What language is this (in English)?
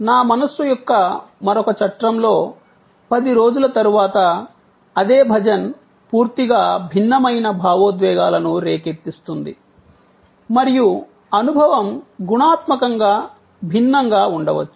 Telugu